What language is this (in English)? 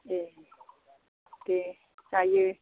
Bodo